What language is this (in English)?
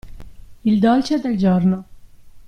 Italian